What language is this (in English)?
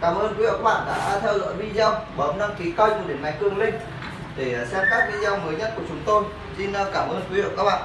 Vietnamese